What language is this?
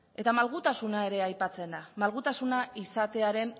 Basque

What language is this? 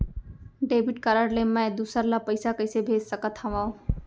Chhattisgarhi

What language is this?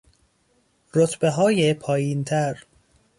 Persian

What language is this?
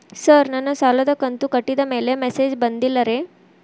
Kannada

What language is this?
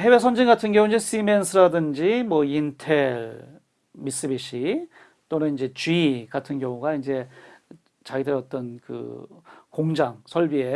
Korean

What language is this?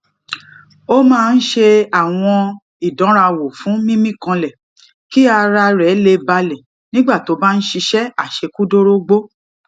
Yoruba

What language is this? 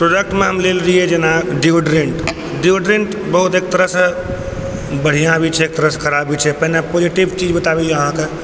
Maithili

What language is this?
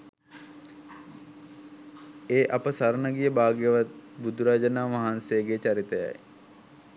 Sinhala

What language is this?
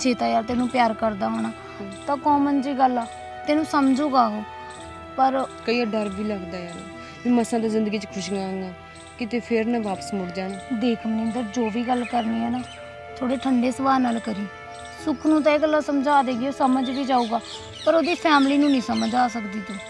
Punjabi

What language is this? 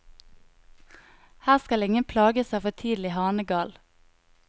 Norwegian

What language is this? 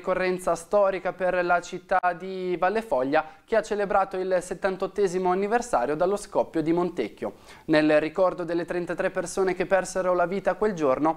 Italian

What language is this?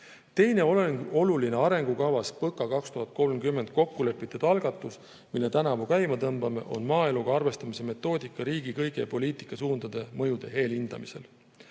Estonian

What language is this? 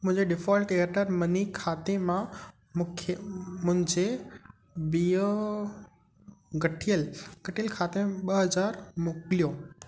Sindhi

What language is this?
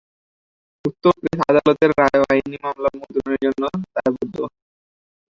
Bangla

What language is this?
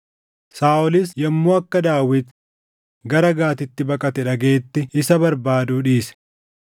Oromo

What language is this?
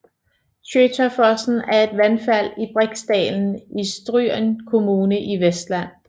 Danish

